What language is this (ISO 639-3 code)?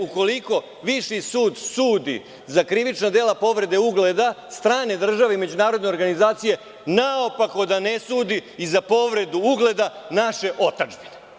srp